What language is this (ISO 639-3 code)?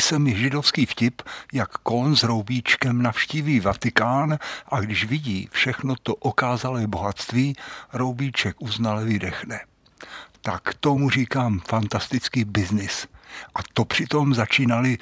ces